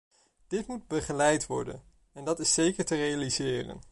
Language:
Dutch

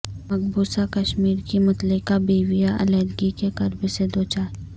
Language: Urdu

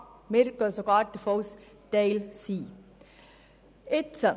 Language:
Swiss German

